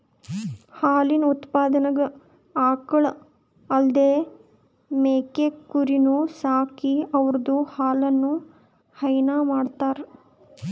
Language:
Kannada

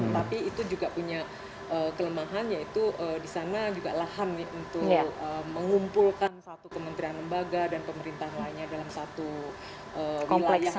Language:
Indonesian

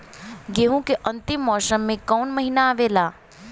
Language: Bhojpuri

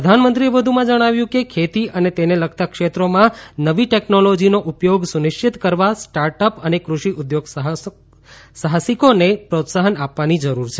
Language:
Gujarati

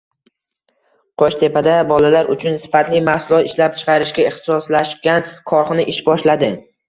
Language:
Uzbek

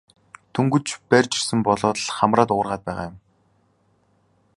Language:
Mongolian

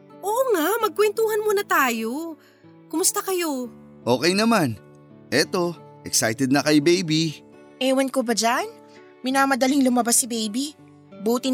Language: Filipino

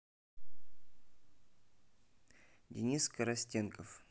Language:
Russian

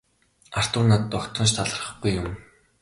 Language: Mongolian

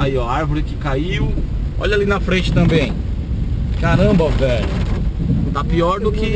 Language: Portuguese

